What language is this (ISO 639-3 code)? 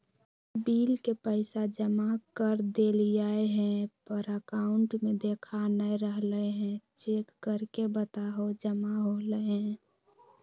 mag